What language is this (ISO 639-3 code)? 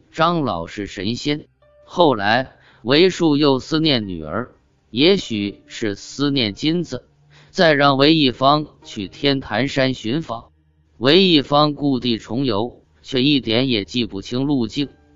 zho